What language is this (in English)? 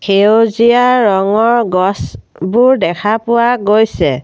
Assamese